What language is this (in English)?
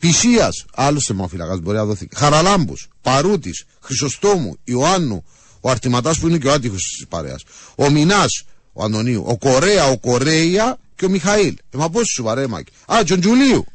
Greek